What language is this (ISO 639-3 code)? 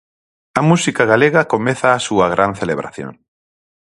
glg